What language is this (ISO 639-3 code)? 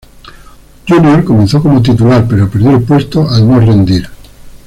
spa